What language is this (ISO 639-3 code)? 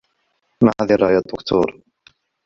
ara